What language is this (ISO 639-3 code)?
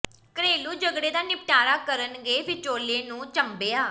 pan